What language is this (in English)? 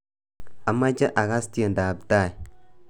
Kalenjin